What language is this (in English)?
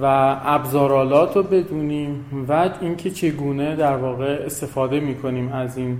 Persian